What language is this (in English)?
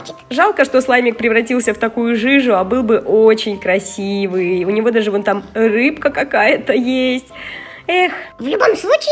Russian